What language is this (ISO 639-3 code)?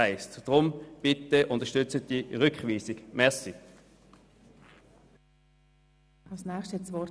gsw